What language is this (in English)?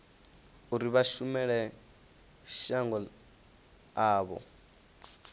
Venda